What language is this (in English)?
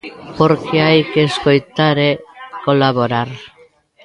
Galician